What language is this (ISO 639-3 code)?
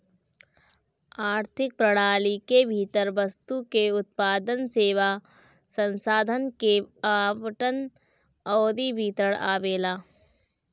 bho